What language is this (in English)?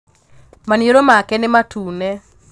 Kikuyu